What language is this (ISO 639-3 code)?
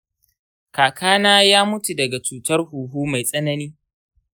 hau